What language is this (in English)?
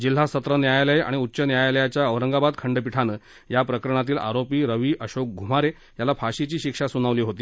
Marathi